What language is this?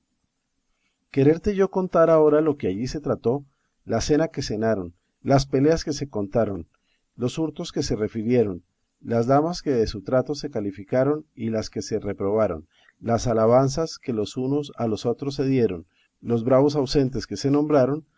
Spanish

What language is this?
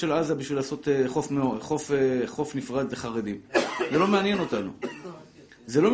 Hebrew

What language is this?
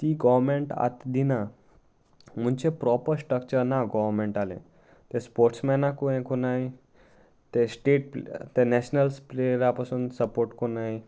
Konkani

